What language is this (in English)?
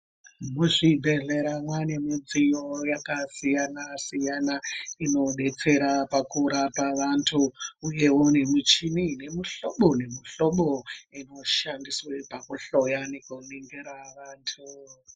Ndau